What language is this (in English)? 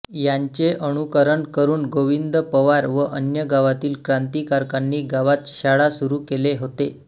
Marathi